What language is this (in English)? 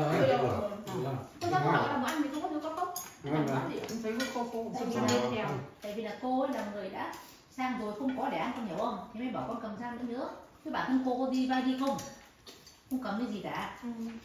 Vietnamese